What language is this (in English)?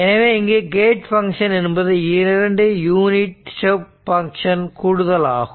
Tamil